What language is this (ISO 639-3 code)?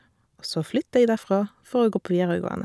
nor